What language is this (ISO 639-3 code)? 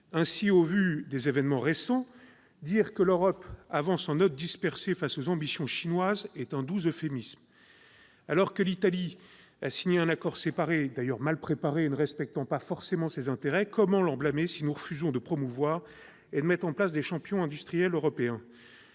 fra